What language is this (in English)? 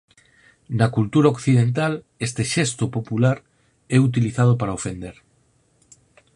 Galician